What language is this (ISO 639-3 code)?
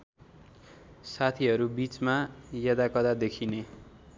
nep